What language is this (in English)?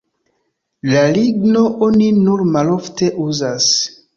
Esperanto